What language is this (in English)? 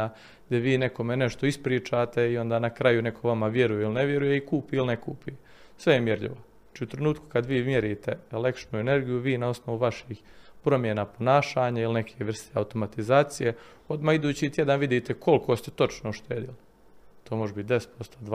Croatian